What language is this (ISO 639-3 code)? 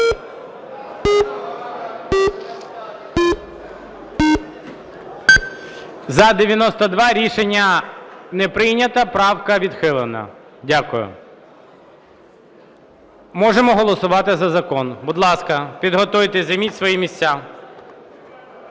ukr